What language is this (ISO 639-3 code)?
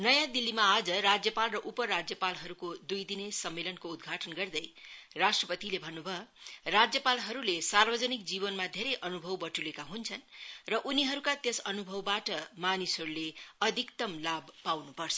nep